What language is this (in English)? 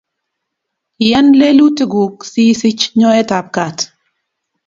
Kalenjin